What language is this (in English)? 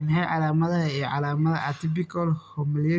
Somali